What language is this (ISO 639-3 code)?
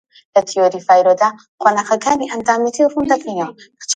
ckb